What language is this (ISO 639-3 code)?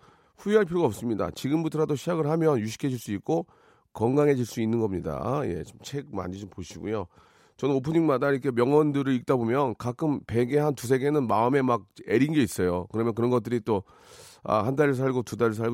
kor